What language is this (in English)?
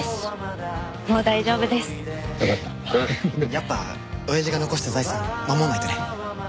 Japanese